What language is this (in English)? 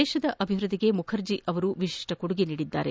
Kannada